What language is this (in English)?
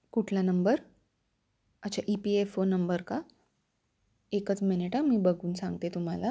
Marathi